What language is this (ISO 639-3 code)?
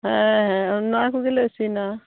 sat